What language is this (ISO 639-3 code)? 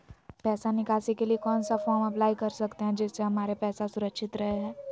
mag